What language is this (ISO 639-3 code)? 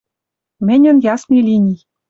mrj